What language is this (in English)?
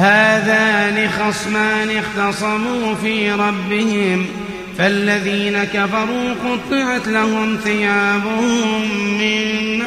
Arabic